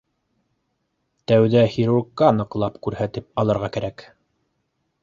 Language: Bashkir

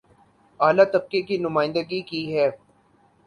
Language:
Urdu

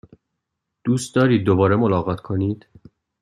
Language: Persian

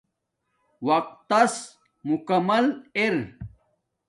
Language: Domaaki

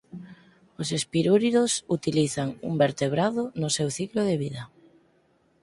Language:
Galician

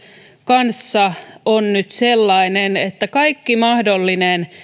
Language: Finnish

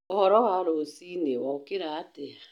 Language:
Kikuyu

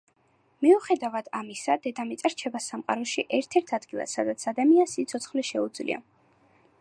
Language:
Georgian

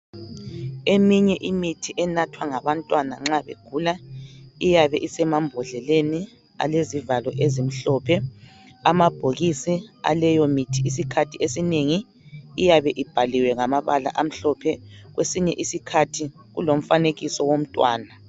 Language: North Ndebele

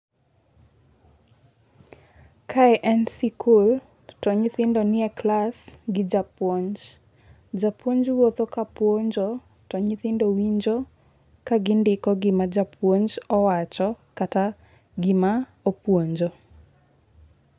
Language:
Luo (Kenya and Tanzania)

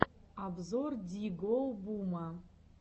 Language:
Russian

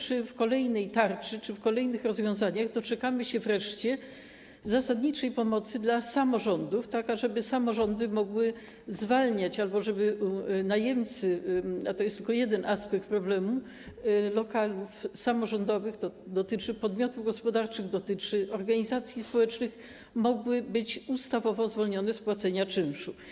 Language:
Polish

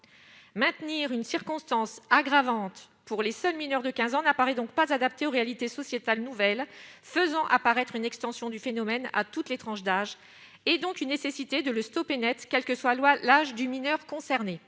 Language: French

